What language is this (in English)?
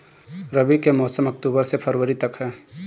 Bhojpuri